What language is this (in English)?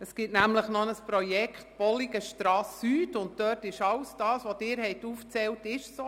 Swiss German